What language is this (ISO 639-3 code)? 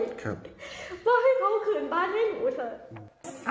tha